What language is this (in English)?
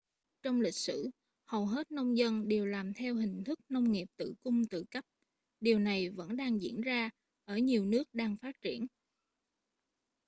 Vietnamese